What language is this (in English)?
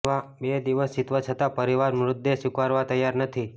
Gujarati